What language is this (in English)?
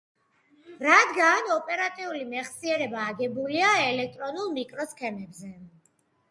Georgian